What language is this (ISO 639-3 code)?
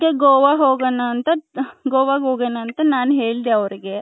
kan